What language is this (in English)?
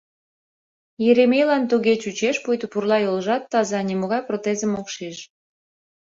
Mari